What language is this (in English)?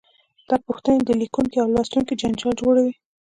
Pashto